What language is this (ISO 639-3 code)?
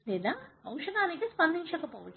tel